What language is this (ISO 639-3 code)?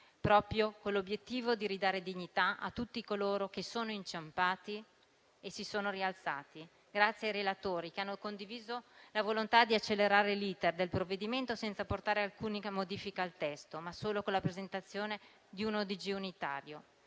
ita